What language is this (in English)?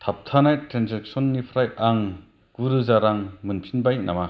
Bodo